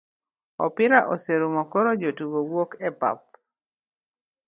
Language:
Luo (Kenya and Tanzania)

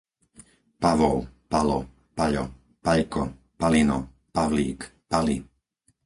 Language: Slovak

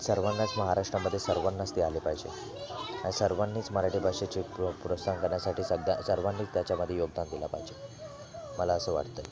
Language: Marathi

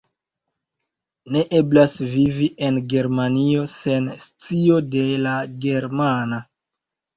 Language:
Esperanto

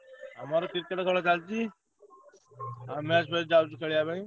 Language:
Odia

